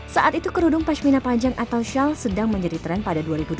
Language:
Indonesian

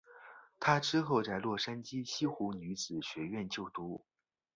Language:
Chinese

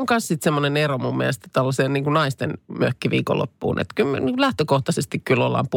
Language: Finnish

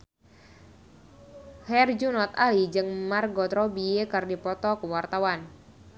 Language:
Sundanese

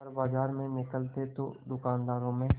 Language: Hindi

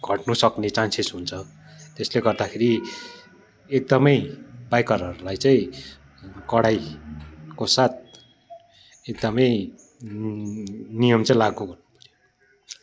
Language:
Nepali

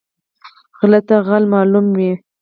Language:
Pashto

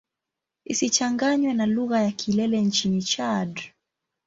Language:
Swahili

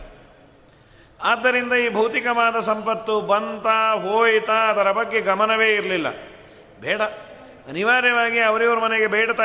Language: Kannada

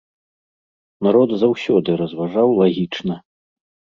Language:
Belarusian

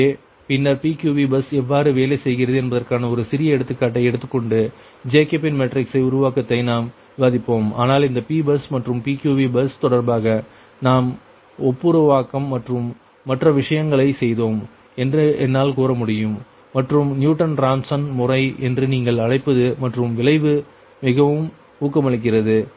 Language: Tamil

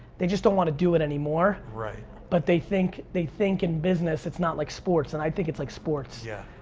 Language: English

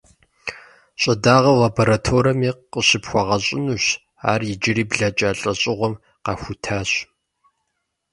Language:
Kabardian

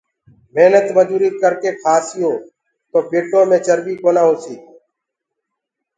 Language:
Gurgula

